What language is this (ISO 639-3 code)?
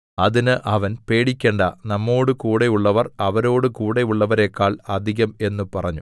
mal